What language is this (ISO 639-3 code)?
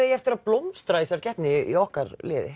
isl